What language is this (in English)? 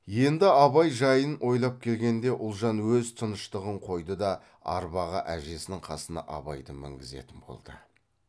Kazakh